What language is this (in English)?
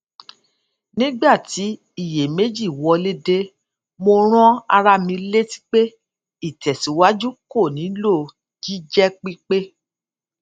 Yoruba